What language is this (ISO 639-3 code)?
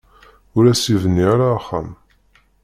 kab